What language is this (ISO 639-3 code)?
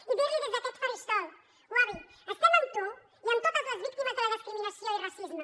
cat